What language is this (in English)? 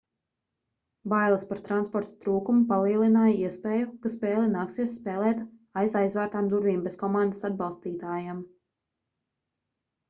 Latvian